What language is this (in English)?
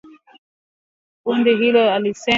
Swahili